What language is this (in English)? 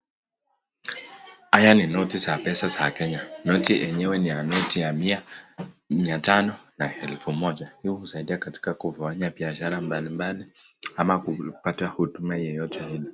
Swahili